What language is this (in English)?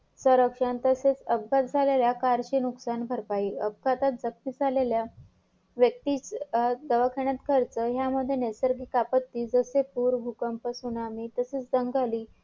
Marathi